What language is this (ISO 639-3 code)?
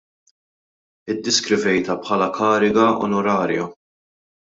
mlt